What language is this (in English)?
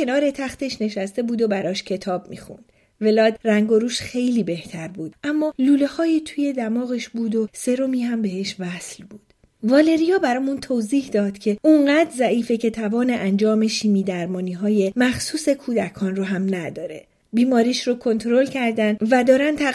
Persian